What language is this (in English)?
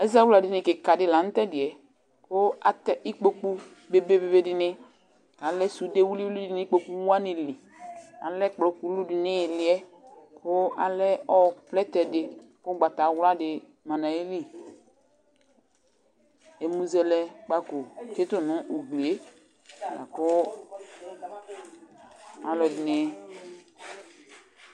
Ikposo